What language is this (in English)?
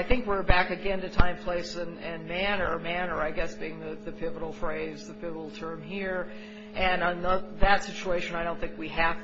English